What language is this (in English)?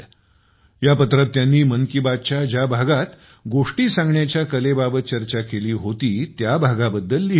Marathi